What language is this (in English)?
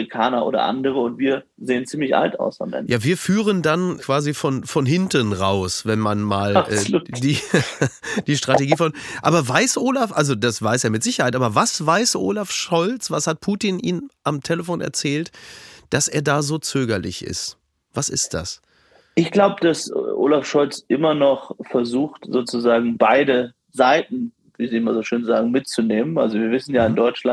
German